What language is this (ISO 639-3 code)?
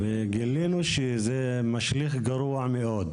heb